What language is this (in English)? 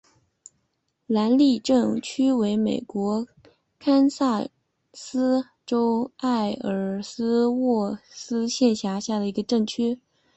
Chinese